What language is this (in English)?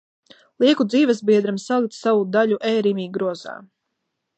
Latvian